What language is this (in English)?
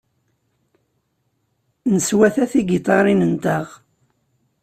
Kabyle